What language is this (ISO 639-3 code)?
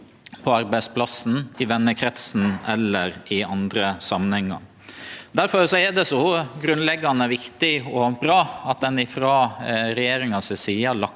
nor